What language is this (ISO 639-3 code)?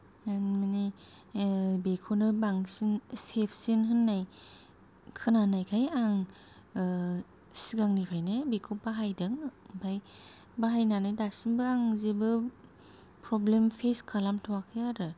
brx